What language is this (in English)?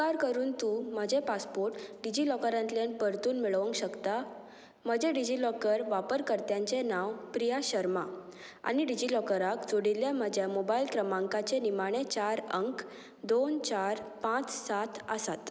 Konkani